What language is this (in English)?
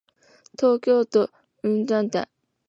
Japanese